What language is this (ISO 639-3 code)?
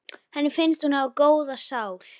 isl